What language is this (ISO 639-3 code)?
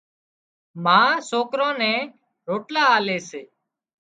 kxp